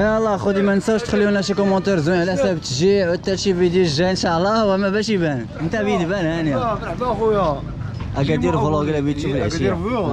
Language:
Arabic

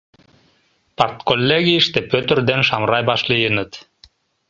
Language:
Mari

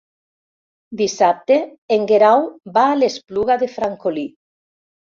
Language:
Catalan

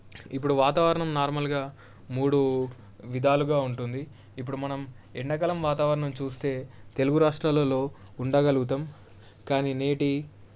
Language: Telugu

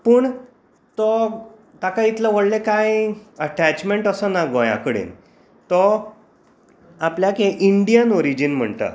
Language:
Konkani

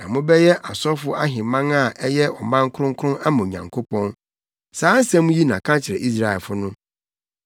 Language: Akan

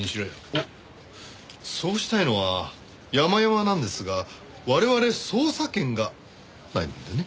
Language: Japanese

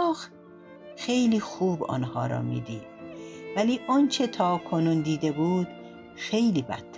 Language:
Persian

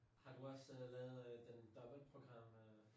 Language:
Danish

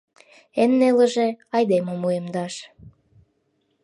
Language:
Mari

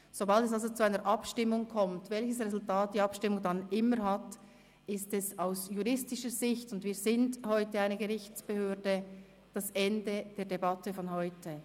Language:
Swiss German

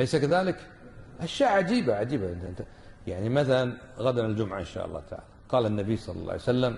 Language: Arabic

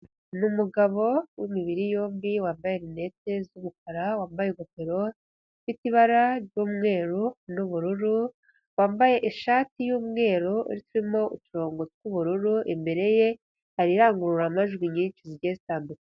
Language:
Kinyarwanda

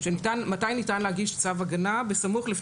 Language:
Hebrew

